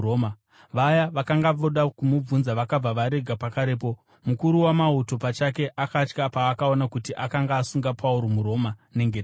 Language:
Shona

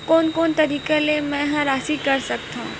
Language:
Chhattisgarhi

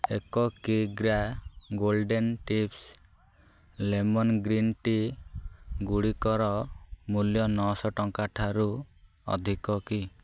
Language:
Odia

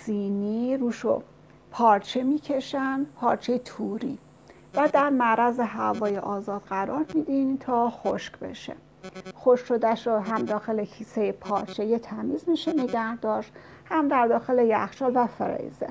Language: Persian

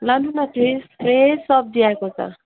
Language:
Nepali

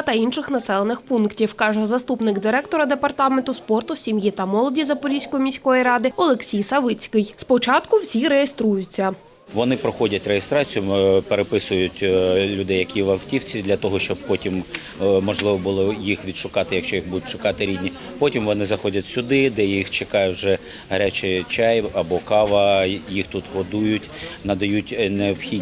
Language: Ukrainian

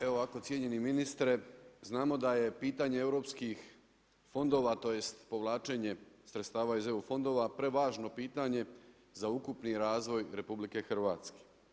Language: Croatian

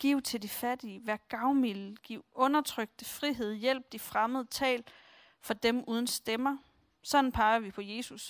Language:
Danish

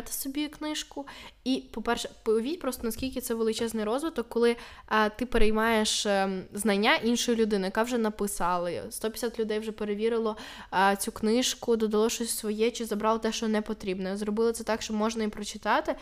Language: Ukrainian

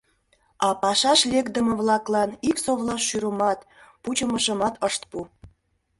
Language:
Mari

